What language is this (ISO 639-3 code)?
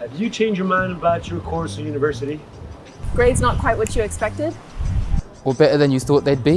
eng